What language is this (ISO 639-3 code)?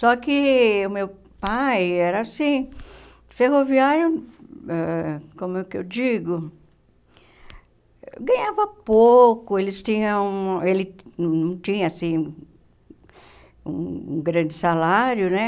por